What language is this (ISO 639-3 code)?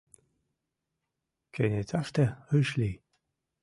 chm